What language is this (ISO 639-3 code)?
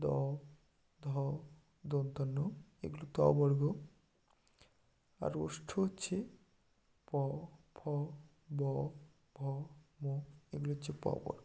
ben